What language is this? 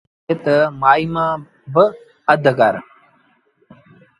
Sindhi Bhil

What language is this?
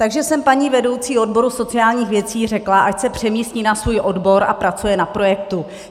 Czech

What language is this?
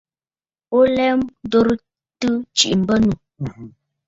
Bafut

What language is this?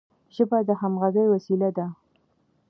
Pashto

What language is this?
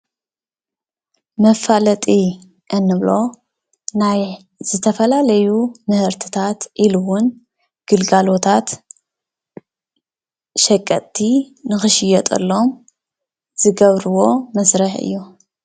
Tigrinya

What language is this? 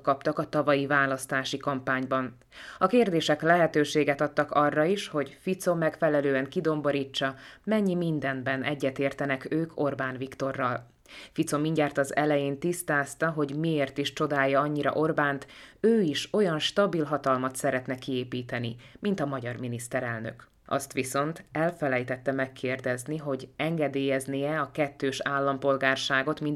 Hungarian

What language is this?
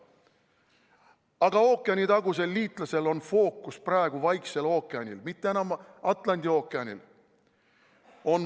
Estonian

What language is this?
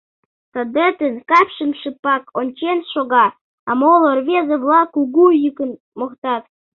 Mari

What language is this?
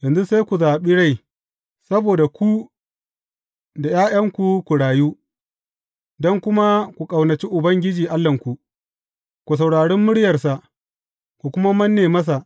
Hausa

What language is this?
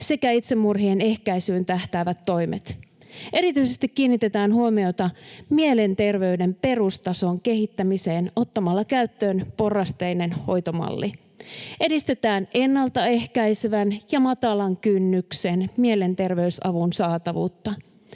Finnish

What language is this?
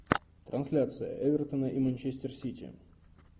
Russian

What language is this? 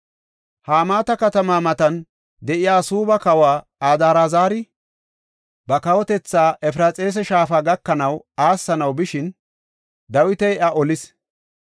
Gofa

